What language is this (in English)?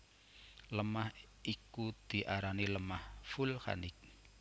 Javanese